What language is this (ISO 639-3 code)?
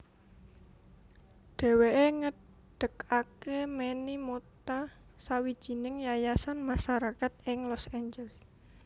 jav